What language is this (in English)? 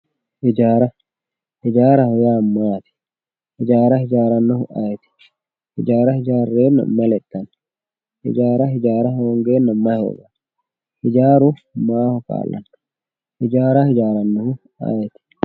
Sidamo